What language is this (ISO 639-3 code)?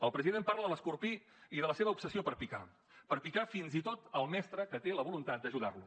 cat